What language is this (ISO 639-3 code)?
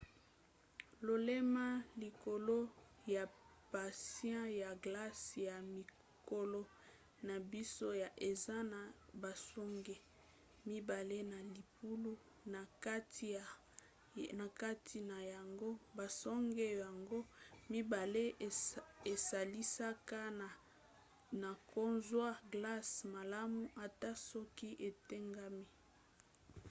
lin